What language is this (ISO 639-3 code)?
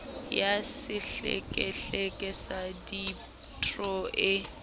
sot